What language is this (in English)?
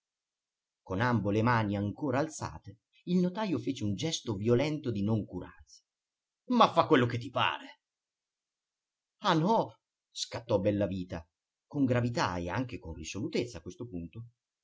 Italian